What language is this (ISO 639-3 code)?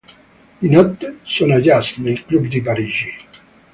ita